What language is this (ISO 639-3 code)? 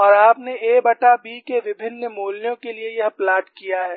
hin